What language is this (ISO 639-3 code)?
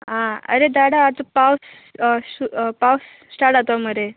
kok